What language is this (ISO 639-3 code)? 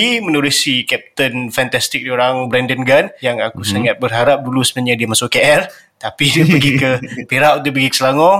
msa